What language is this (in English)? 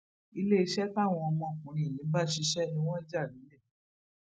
Yoruba